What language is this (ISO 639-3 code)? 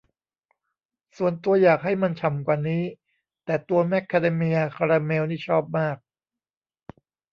tha